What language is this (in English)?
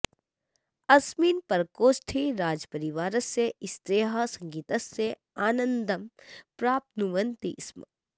Sanskrit